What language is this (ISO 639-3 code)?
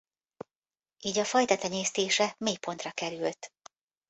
hun